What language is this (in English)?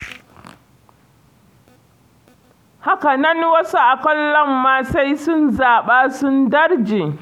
Hausa